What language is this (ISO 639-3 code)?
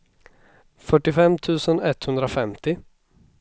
swe